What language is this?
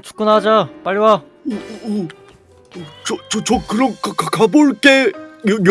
Korean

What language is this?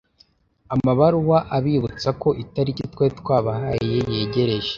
Kinyarwanda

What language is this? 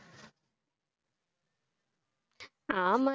Tamil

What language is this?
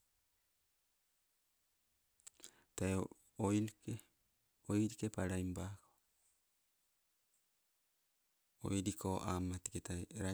Sibe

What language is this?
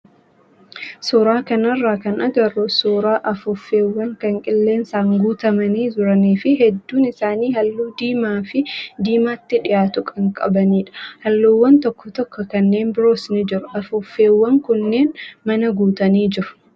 Oromo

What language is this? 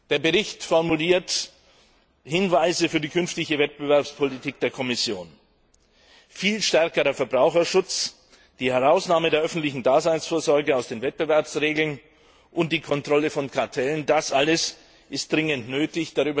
German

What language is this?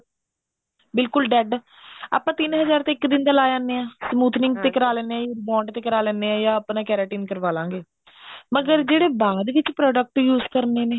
Punjabi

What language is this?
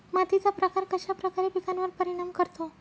Marathi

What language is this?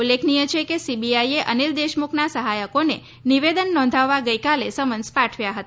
Gujarati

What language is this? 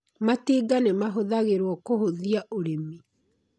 Kikuyu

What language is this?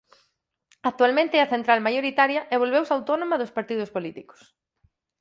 Galician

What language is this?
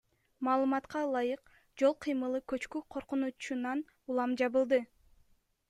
Kyrgyz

